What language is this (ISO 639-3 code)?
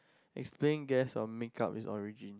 eng